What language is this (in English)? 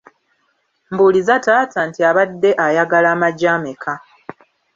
Ganda